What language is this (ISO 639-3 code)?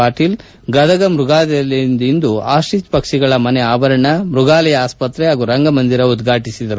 kan